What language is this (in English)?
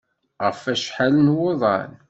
Kabyle